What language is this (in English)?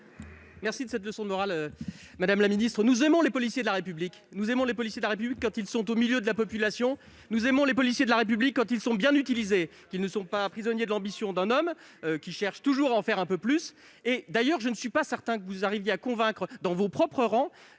French